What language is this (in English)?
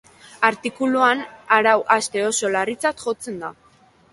Basque